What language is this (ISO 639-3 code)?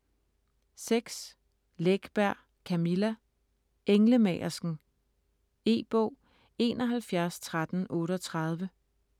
dan